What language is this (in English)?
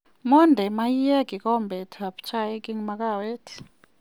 Kalenjin